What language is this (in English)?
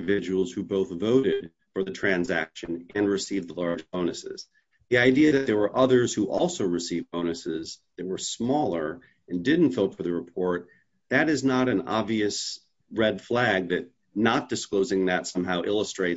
English